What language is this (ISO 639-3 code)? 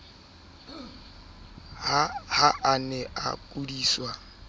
sot